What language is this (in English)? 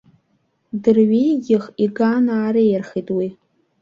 Abkhazian